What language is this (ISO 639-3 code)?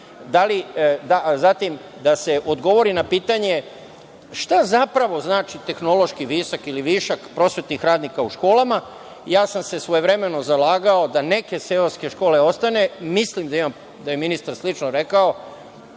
srp